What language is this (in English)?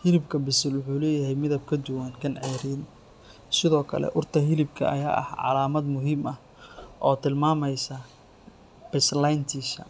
Somali